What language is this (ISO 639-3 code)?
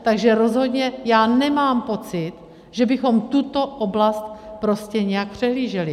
ces